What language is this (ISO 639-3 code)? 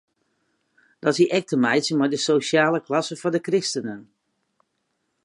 fry